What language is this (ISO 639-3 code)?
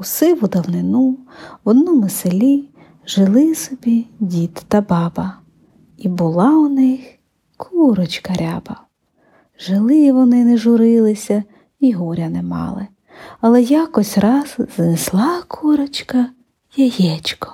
ukr